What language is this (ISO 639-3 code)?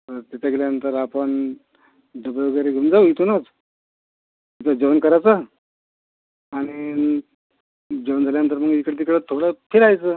mar